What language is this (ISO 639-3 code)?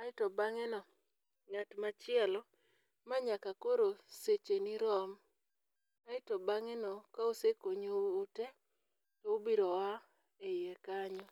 luo